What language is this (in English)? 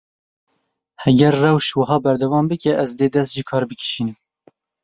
Kurdish